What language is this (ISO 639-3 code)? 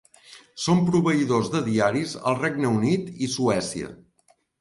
cat